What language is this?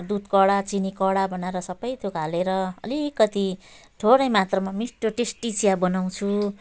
Nepali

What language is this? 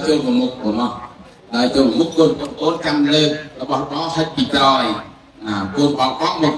Thai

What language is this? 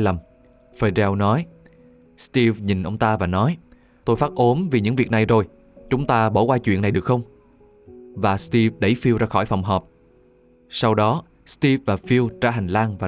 Vietnamese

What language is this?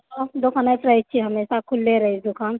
Maithili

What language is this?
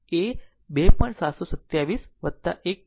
Gujarati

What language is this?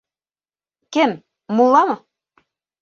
Bashkir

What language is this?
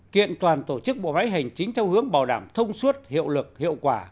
Vietnamese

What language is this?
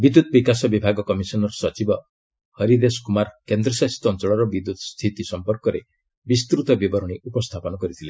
Odia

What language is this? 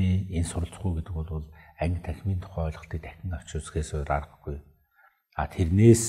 Turkish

